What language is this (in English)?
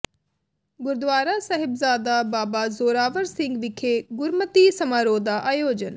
Punjabi